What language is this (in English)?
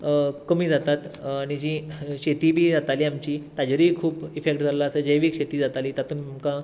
Konkani